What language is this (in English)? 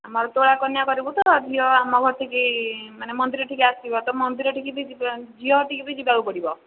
Odia